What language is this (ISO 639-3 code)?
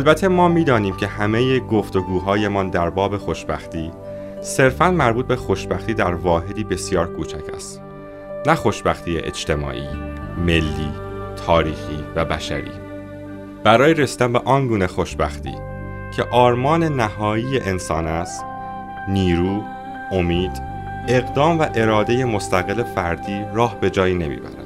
fas